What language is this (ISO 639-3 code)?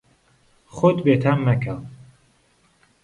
ckb